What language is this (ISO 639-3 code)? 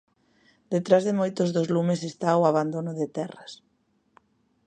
glg